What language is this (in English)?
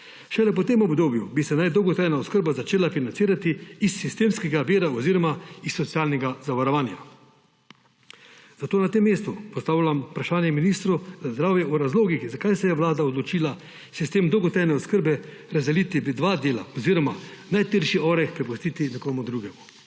Slovenian